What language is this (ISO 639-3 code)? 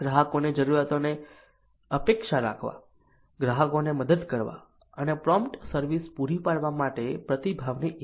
guj